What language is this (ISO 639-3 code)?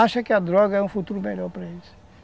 por